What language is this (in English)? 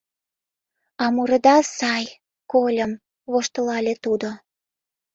Mari